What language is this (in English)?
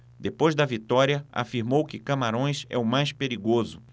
Portuguese